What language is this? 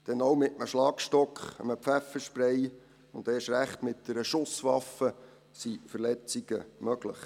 Swiss German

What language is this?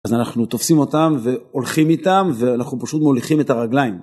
Hebrew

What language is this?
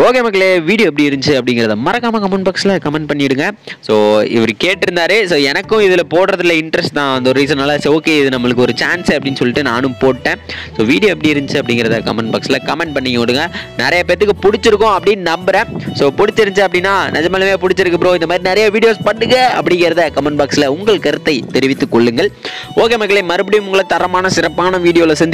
Indonesian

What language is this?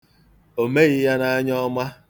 Igbo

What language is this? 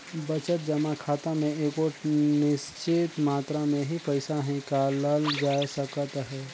Chhattisgarhi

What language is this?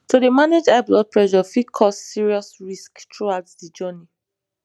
Nigerian Pidgin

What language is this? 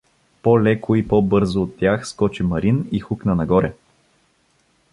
Bulgarian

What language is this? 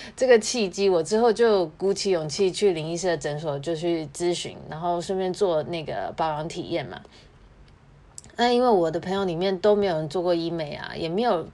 Chinese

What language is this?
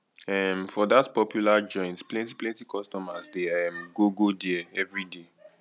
Nigerian Pidgin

